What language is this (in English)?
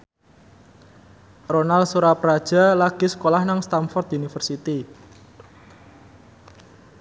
Javanese